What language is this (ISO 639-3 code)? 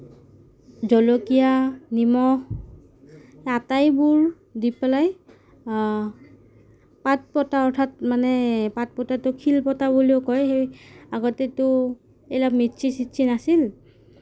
asm